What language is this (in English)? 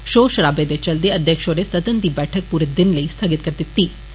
Dogri